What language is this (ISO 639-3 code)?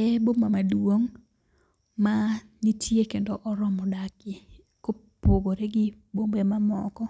luo